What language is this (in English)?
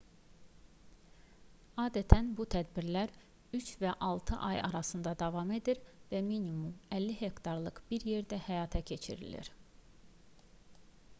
Azerbaijani